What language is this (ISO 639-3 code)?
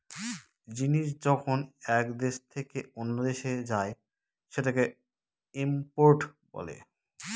ben